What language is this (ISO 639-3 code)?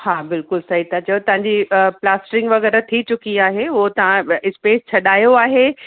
snd